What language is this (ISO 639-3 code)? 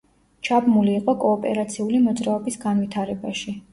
kat